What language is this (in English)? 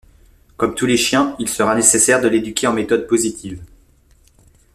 French